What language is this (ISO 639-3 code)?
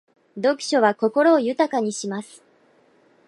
jpn